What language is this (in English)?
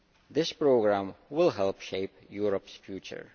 English